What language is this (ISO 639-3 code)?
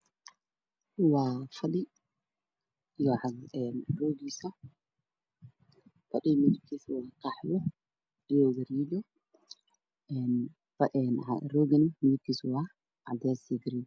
som